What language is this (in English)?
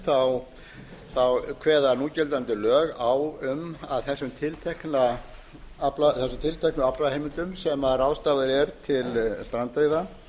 Icelandic